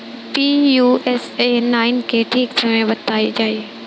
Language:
Bhojpuri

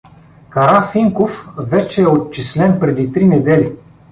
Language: Bulgarian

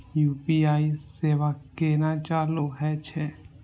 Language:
Maithili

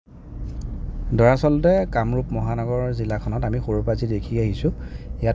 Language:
Assamese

